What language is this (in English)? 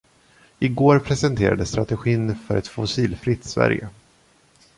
Swedish